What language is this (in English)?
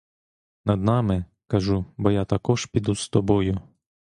Ukrainian